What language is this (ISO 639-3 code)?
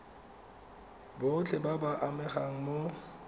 tsn